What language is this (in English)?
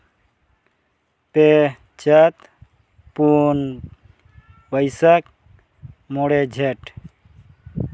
Santali